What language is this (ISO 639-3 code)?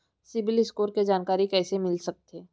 hne